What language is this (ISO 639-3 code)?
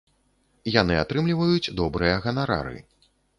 bel